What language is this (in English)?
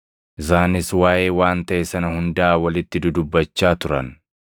Oromo